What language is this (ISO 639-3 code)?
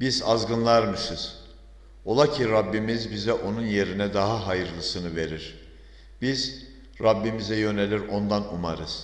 tur